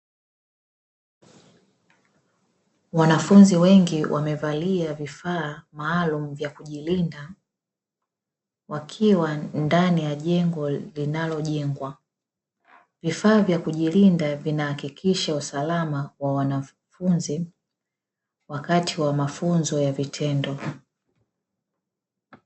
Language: Swahili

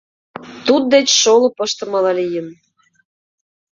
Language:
Mari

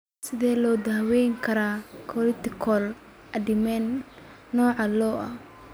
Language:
Somali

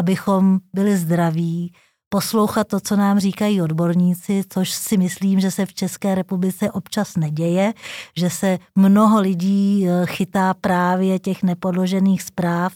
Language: Czech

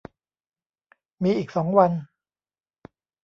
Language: Thai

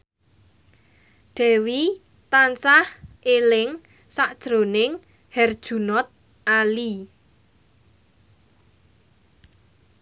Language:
Javanese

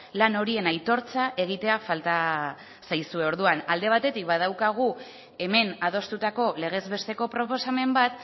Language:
Basque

